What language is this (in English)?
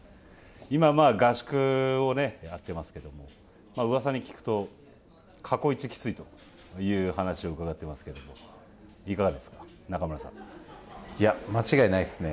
Japanese